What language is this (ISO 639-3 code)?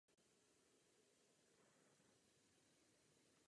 ces